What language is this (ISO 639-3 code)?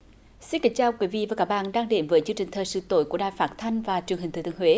vie